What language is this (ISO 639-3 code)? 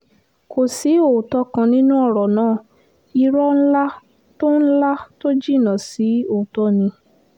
yor